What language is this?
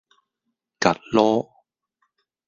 Cantonese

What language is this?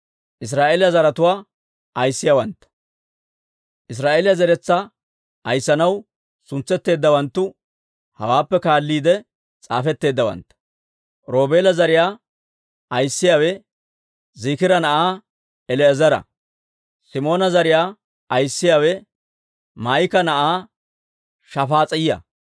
Dawro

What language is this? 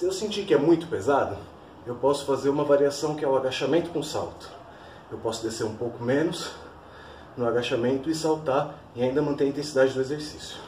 Portuguese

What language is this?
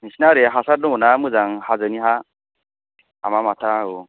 Bodo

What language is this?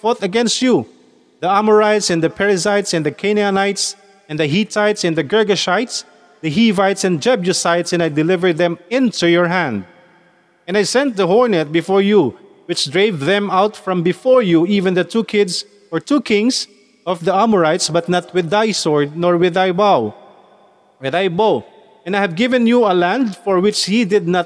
Filipino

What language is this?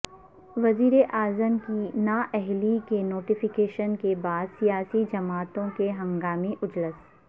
Urdu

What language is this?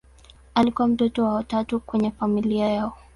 Swahili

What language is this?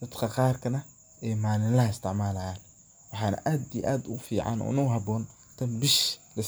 Somali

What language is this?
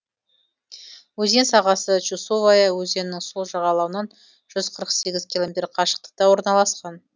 Kazakh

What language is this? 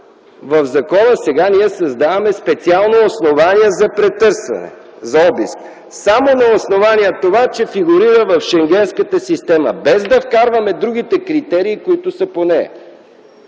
Bulgarian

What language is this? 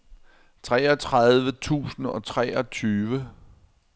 Danish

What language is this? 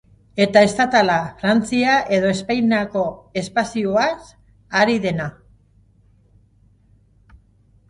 Basque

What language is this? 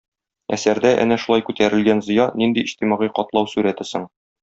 Tatar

